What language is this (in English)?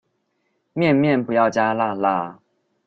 Chinese